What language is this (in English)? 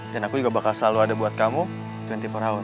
Indonesian